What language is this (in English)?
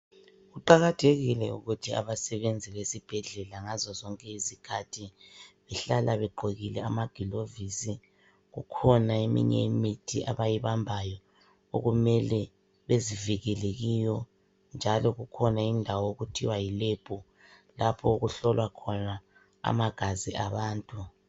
North Ndebele